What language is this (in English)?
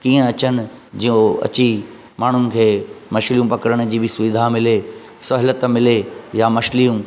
Sindhi